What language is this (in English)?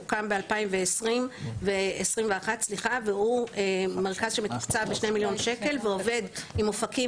Hebrew